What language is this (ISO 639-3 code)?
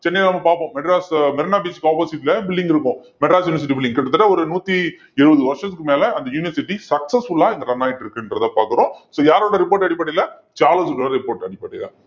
tam